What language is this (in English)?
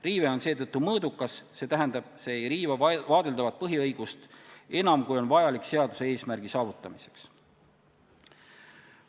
Estonian